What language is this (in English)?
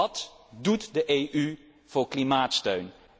Dutch